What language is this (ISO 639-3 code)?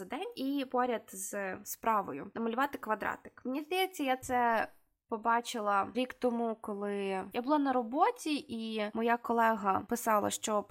ukr